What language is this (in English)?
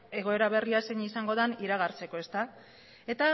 Basque